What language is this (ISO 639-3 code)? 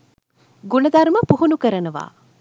sin